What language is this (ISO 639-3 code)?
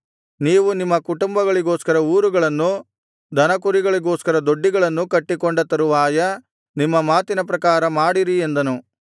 kan